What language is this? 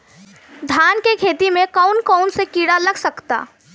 Bhojpuri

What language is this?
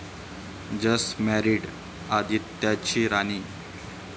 Marathi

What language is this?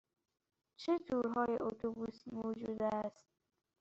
Persian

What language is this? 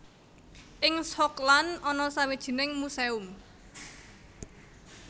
Javanese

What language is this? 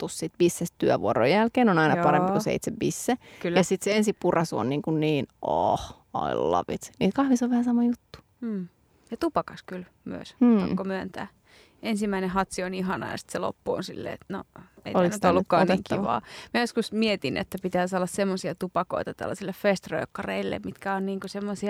Finnish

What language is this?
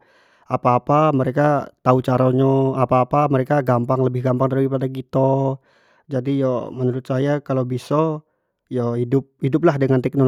Jambi Malay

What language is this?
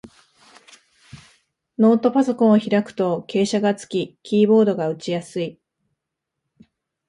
Japanese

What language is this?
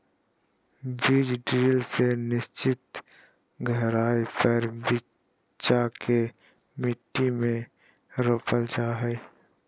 Magahi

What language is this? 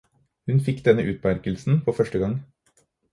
Norwegian Bokmål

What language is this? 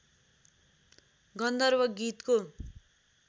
Nepali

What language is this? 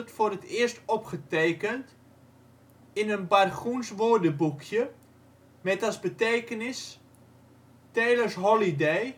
Dutch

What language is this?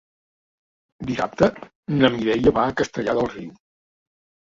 Catalan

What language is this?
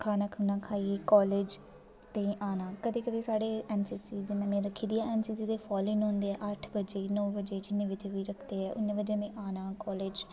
Dogri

